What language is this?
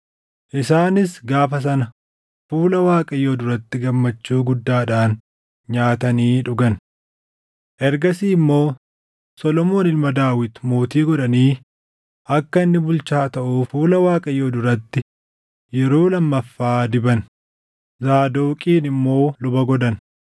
Oromo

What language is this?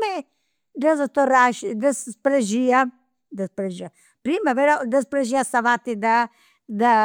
Campidanese Sardinian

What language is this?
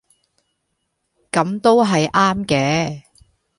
Cantonese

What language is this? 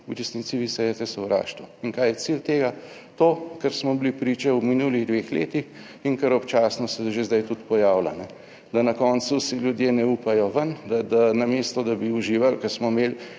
Slovenian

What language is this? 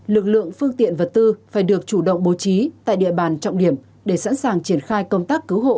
Vietnamese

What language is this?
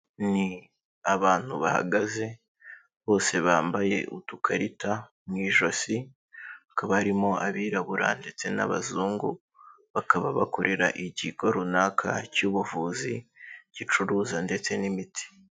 Kinyarwanda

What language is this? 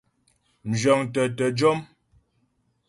Ghomala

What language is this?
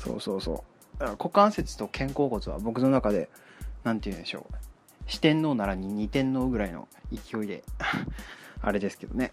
Japanese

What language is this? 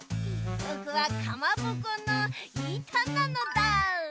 Japanese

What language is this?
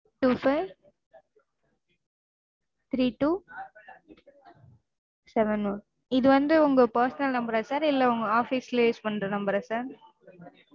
Tamil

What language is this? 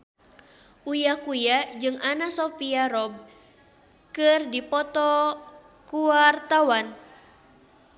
Sundanese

